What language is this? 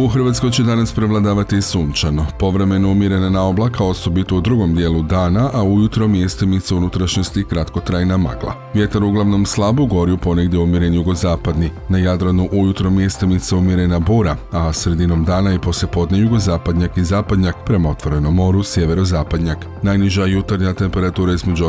Croatian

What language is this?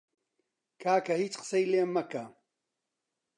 Central Kurdish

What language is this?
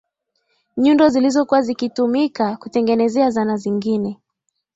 Swahili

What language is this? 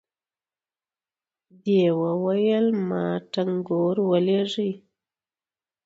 Pashto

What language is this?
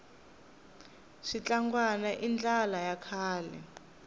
Tsonga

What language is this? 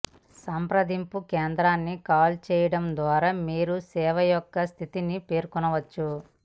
Telugu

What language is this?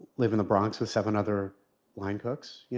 English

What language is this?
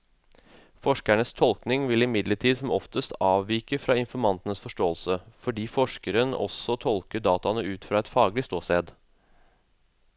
Norwegian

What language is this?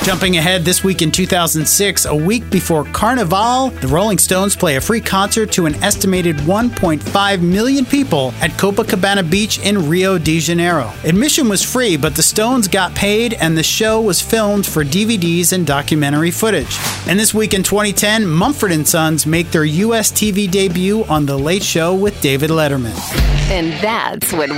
English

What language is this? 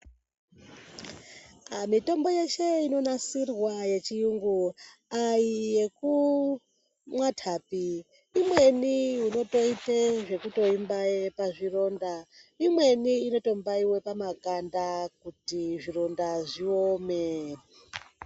Ndau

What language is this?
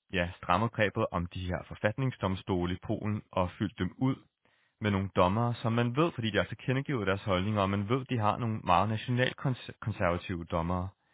Danish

